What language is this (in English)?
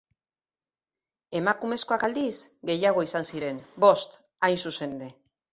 Basque